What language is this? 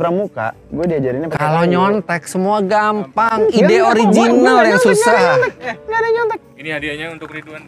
Indonesian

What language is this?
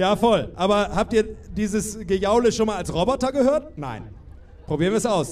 German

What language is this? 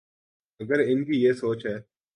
Urdu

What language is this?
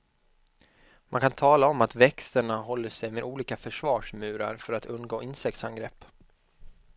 Swedish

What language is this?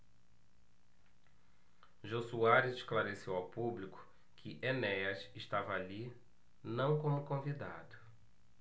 Portuguese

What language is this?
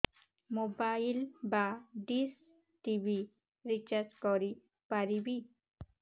Odia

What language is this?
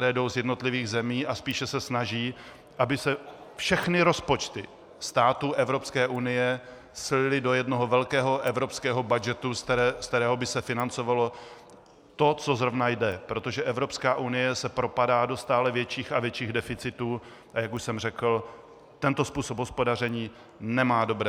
Czech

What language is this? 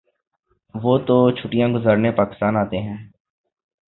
Urdu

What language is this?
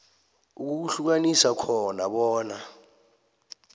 South Ndebele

